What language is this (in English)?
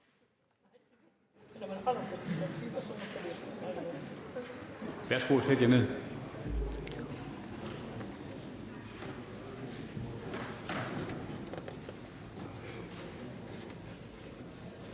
Danish